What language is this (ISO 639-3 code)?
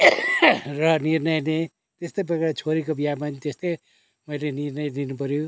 nep